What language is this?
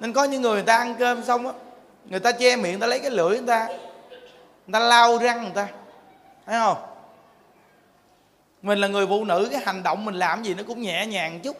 Vietnamese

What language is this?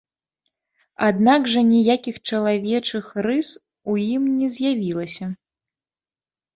Belarusian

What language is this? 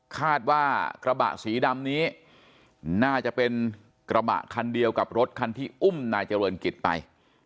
Thai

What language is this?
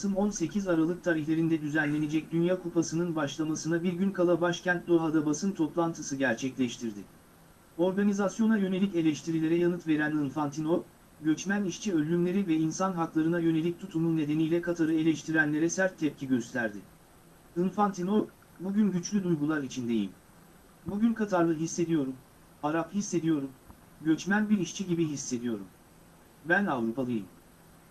Turkish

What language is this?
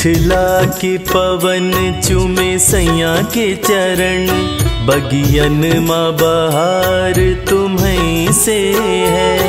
Hindi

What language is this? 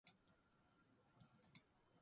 Japanese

